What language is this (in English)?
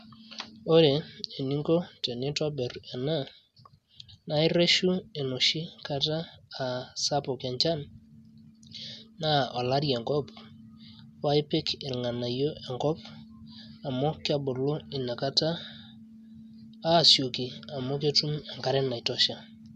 Masai